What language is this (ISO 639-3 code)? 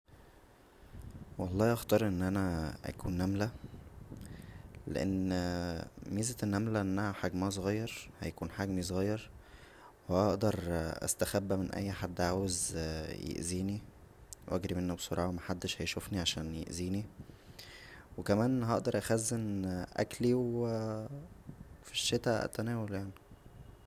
arz